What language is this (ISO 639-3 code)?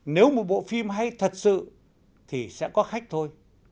vie